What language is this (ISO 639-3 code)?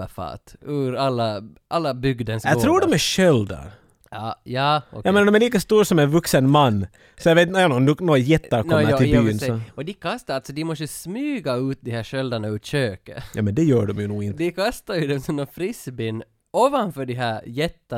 swe